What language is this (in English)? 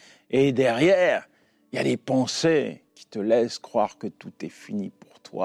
French